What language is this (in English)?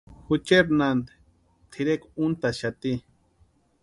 Western Highland Purepecha